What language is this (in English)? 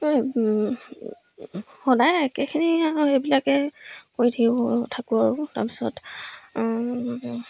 Assamese